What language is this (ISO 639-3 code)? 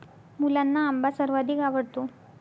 mar